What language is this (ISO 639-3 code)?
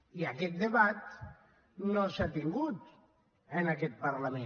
cat